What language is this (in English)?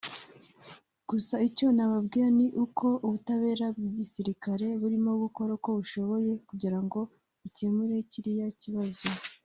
Kinyarwanda